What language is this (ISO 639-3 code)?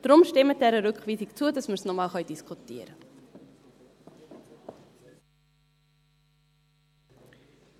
gsw